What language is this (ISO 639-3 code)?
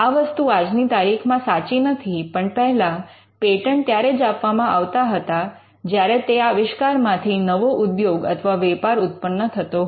guj